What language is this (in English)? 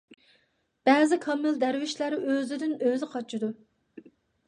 Uyghur